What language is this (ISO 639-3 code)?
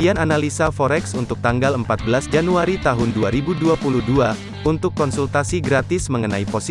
ind